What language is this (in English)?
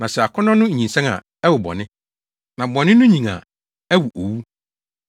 Akan